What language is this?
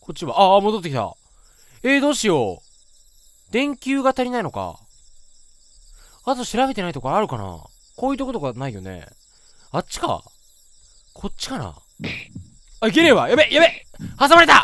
Japanese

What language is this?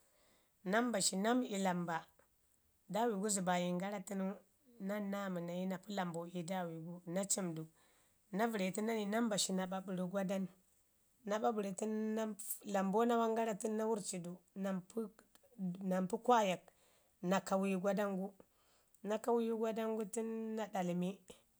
Ngizim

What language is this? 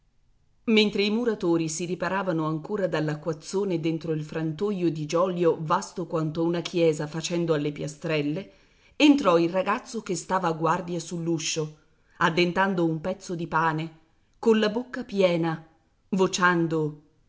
Italian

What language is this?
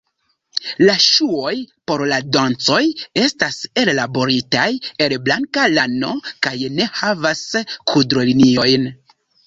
Esperanto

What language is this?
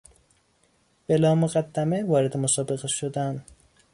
Persian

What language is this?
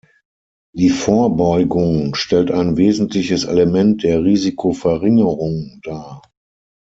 German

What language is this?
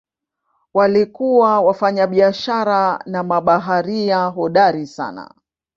Swahili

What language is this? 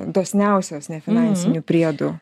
Lithuanian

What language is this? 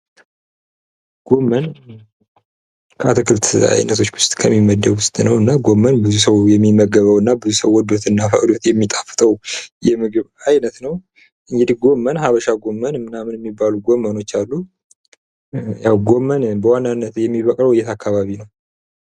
Amharic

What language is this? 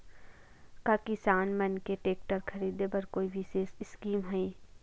Chhattisgarhi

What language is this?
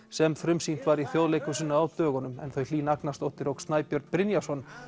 Icelandic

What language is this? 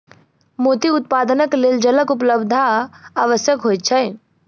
Maithili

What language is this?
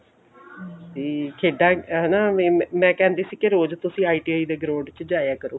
Punjabi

